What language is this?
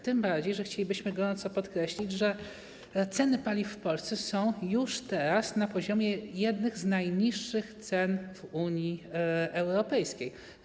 Polish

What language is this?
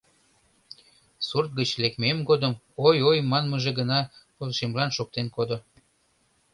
Mari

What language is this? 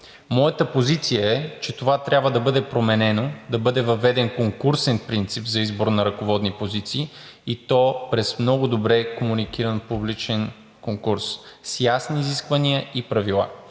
Bulgarian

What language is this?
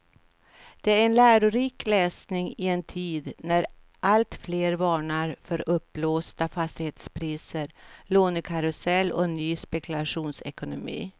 Swedish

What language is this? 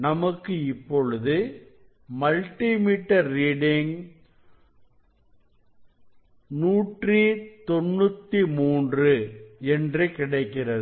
Tamil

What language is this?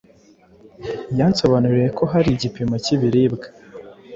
Kinyarwanda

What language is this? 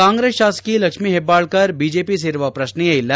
Kannada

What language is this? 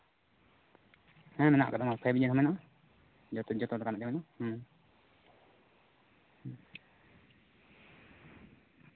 Santali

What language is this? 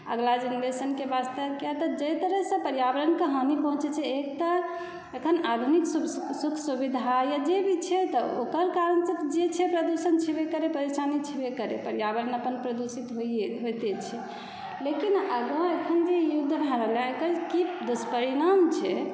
Maithili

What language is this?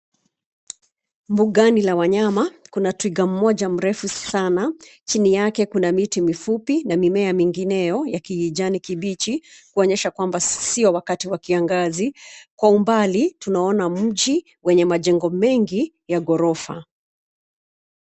Swahili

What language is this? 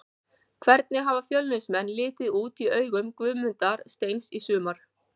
Icelandic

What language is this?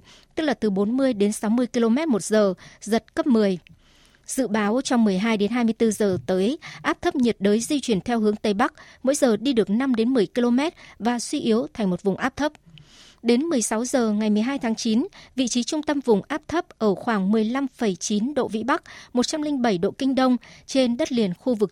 Vietnamese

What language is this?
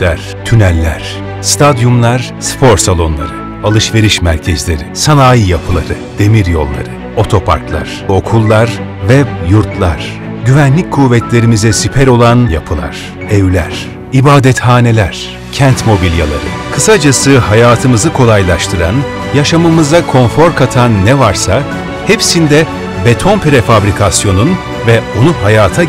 Turkish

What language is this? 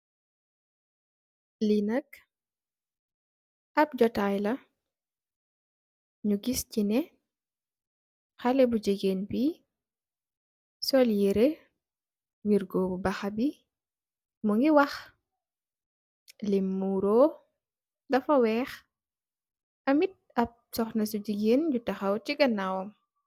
Wolof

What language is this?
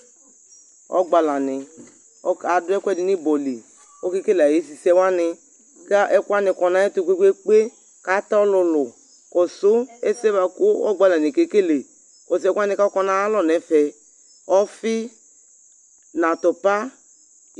Ikposo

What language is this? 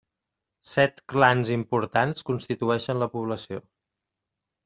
Catalan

